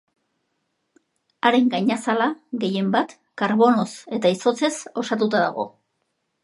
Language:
Basque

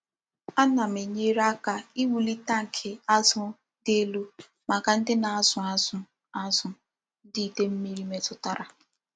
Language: Igbo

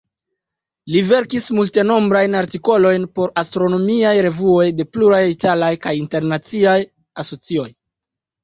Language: Esperanto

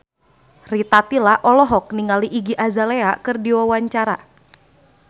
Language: Sundanese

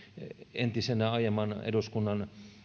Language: Finnish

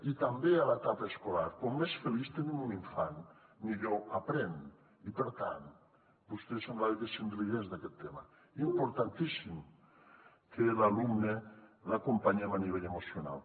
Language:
Catalan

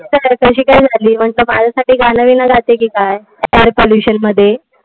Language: Marathi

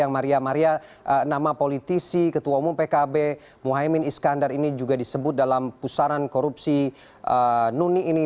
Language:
Indonesian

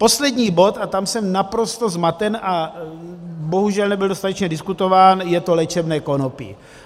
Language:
Czech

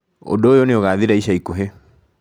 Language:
Kikuyu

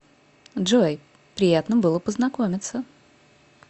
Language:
Russian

